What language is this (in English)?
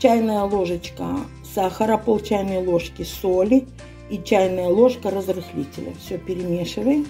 Russian